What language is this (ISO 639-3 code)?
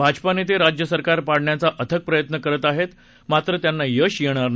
mar